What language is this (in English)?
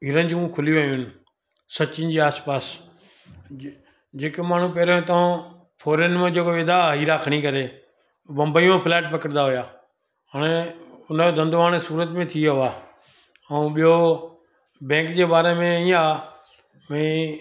Sindhi